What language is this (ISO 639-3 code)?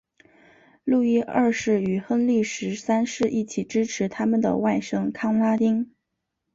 zho